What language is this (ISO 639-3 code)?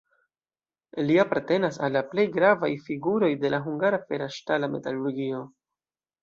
epo